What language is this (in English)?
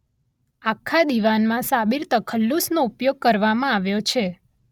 Gujarati